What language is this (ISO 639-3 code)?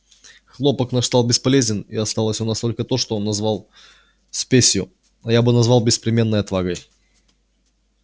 rus